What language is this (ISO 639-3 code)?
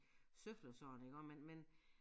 dan